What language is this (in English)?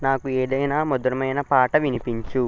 Telugu